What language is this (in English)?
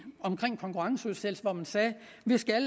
Danish